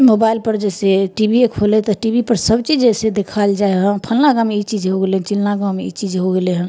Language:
Maithili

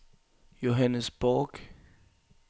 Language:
Danish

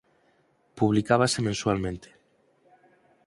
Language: Galician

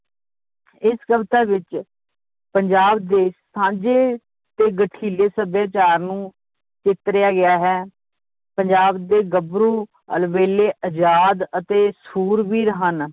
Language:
Punjabi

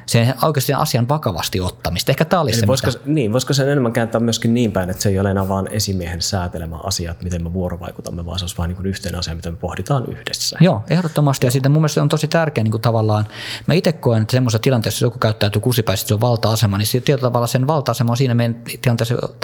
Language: Finnish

